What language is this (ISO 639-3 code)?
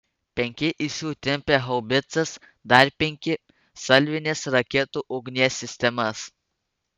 lit